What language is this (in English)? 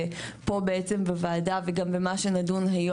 Hebrew